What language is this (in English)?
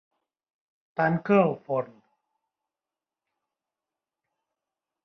Catalan